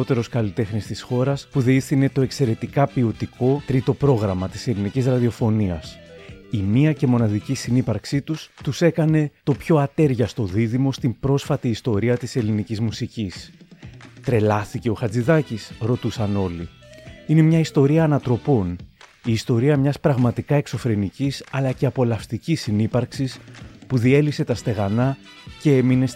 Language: Greek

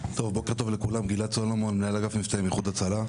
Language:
Hebrew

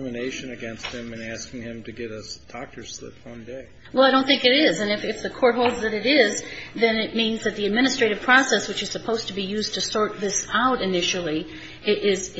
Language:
English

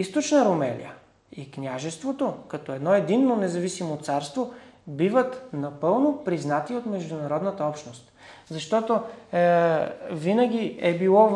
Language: Bulgarian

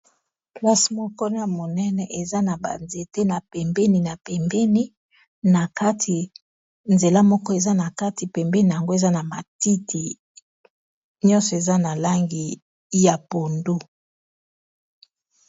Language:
Lingala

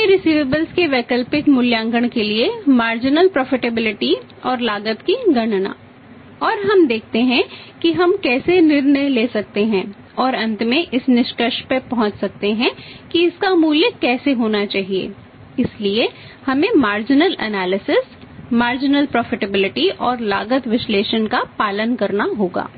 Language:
Hindi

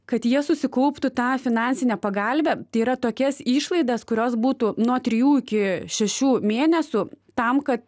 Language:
Lithuanian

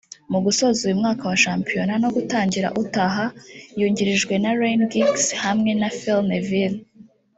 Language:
Kinyarwanda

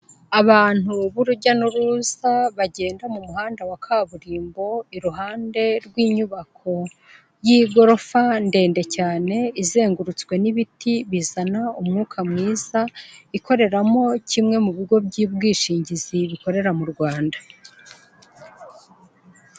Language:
Kinyarwanda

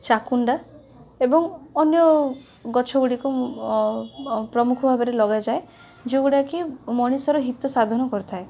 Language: Odia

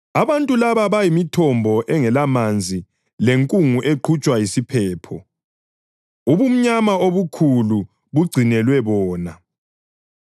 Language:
North Ndebele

